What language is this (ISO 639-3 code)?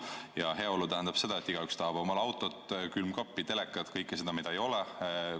est